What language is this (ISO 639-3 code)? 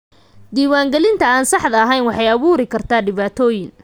som